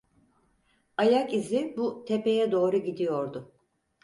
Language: Turkish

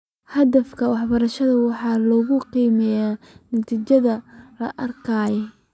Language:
Somali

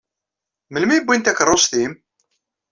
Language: Kabyle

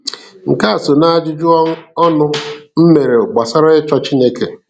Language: Igbo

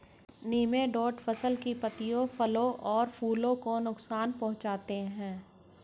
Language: Hindi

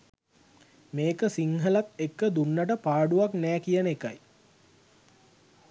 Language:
Sinhala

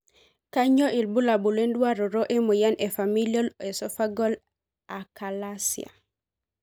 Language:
Masai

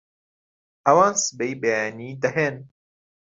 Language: Central Kurdish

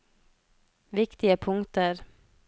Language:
Norwegian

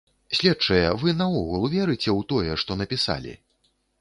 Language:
Belarusian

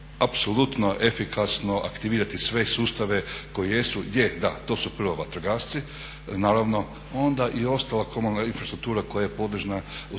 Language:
Croatian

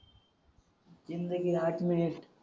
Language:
Marathi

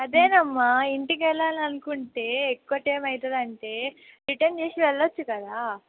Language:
Telugu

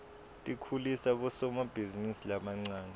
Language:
Swati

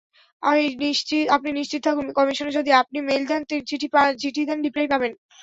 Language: Bangla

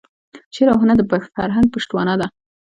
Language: Pashto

